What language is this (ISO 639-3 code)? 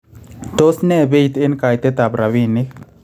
kln